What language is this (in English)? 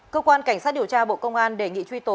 Vietnamese